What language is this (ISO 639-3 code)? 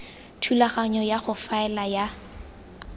tsn